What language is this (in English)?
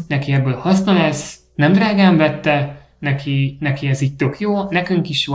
Hungarian